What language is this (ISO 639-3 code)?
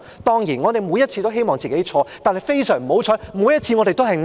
yue